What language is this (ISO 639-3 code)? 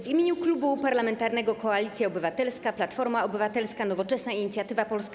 pol